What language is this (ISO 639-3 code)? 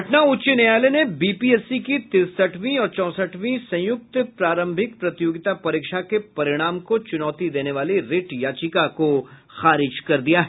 hin